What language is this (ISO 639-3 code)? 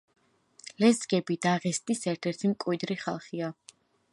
kat